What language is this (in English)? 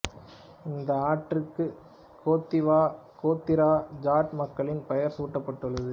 Tamil